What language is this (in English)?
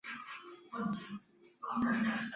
Chinese